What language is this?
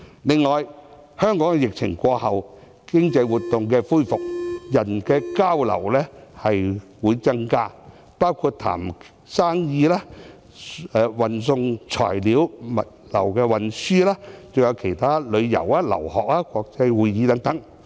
Cantonese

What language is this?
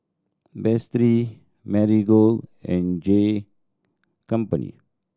English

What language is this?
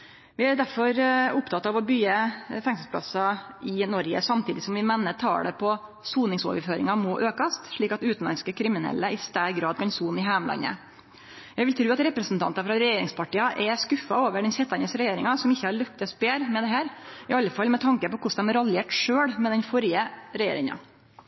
Norwegian Nynorsk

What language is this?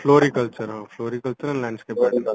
Odia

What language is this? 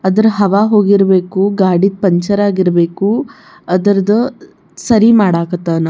Kannada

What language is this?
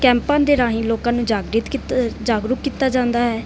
Punjabi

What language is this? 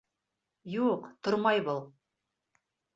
Bashkir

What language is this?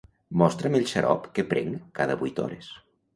Catalan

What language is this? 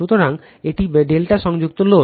Bangla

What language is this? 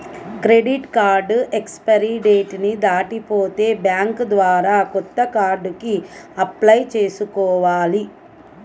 Telugu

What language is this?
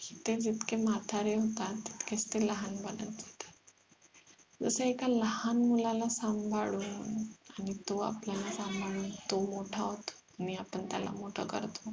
Marathi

